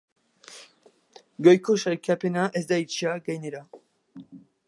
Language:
Basque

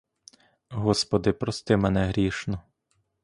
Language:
Ukrainian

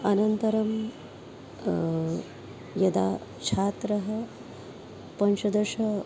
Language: Sanskrit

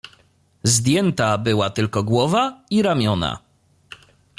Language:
Polish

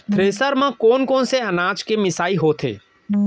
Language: Chhattisgarhi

